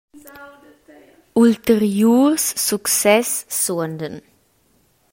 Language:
Romansh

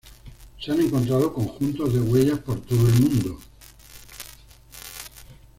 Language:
Spanish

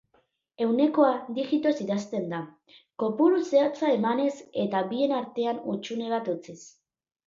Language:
Basque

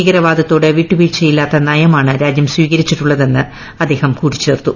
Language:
Malayalam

